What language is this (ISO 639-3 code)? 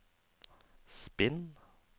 nor